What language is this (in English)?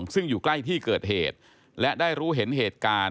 Thai